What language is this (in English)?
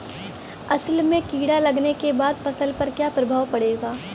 Bhojpuri